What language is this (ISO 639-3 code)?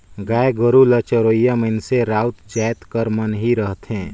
hne